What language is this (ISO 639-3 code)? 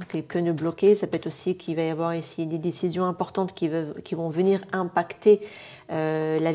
fra